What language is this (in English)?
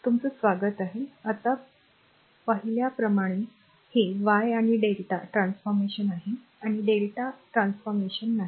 Marathi